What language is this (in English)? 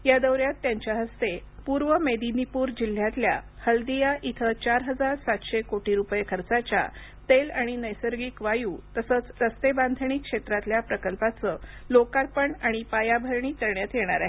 Marathi